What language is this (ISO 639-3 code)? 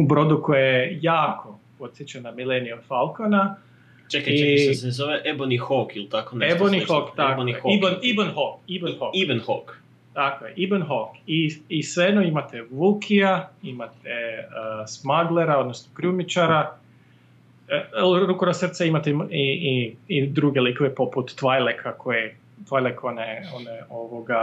hrv